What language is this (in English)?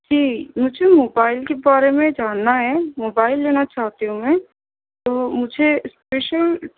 Urdu